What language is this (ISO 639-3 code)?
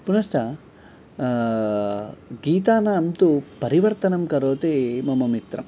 san